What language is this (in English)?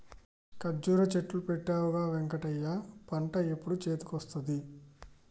Telugu